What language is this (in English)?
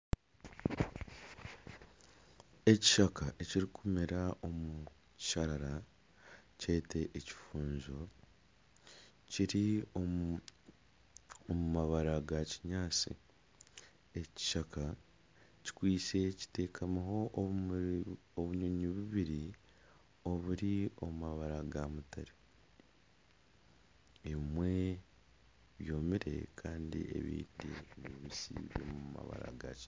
Nyankole